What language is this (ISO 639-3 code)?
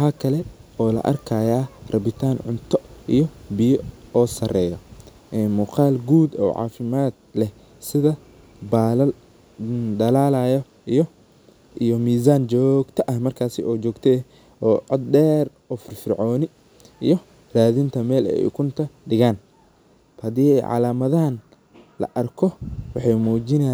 som